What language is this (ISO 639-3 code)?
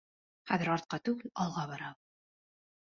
bak